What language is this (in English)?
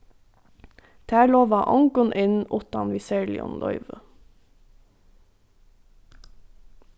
Faroese